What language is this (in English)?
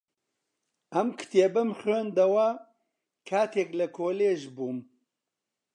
Central Kurdish